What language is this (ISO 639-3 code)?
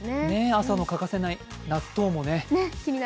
jpn